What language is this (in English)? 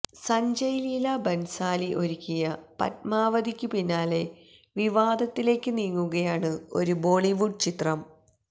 Malayalam